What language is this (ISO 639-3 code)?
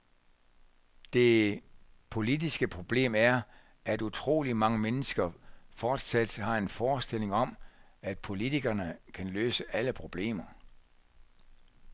dan